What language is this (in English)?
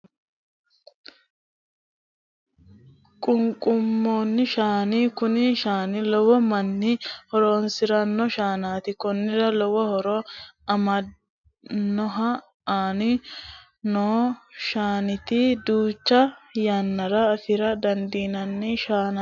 Sidamo